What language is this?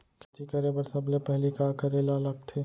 Chhattisgarhi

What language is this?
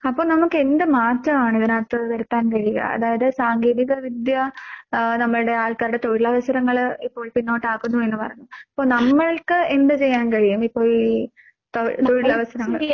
Malayalam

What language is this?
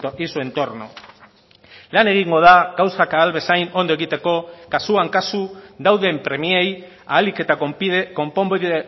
Basque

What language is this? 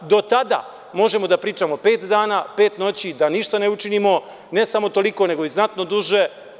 Serbian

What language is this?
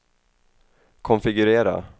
Swedish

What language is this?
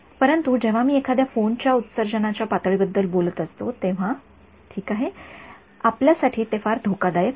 Marathi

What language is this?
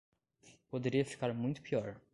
Portuguese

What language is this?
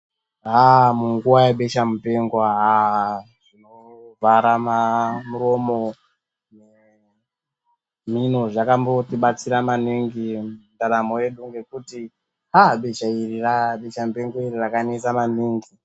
Ndau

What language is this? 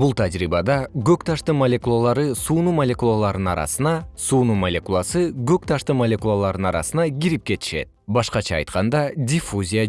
Kyrgyz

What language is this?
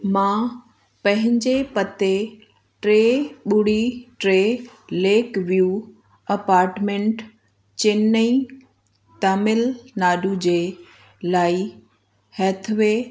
Sindhi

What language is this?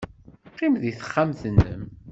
Kabyle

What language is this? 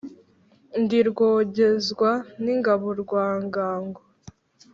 Kinyarwanda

